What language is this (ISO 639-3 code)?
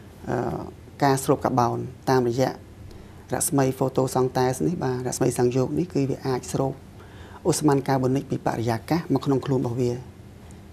tha